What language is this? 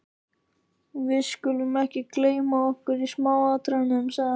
Icelandic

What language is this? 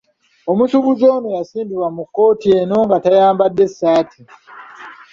Ganda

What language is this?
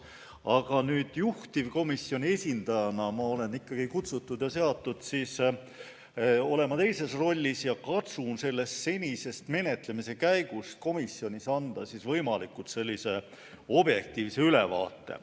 Estonian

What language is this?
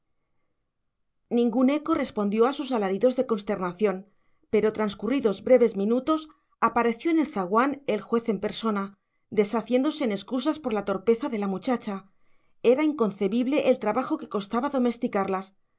Spanish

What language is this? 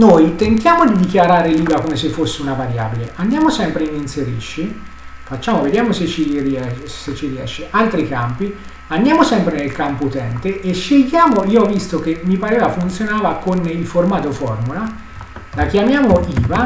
Italian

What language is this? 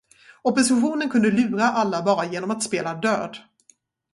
Swedish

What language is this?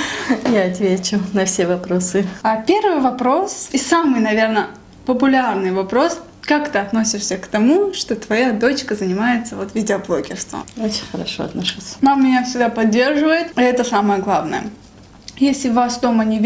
Russian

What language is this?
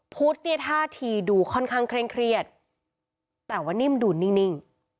Thai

